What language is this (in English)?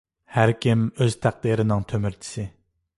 Uyghur